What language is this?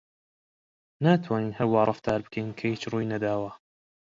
Central Kurdish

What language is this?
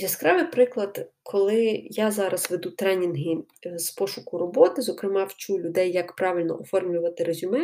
Ukrainian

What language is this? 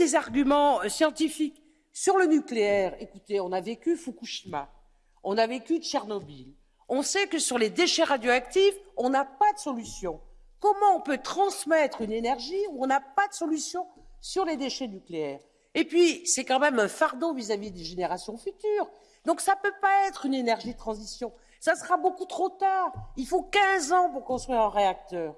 French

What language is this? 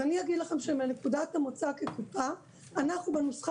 Hebrew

